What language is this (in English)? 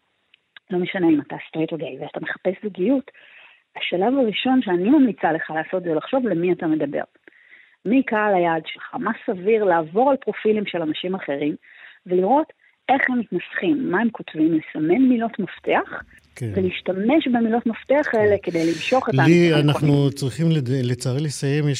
Hebrew